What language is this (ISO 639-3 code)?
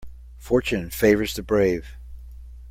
eng